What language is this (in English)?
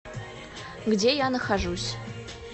Russian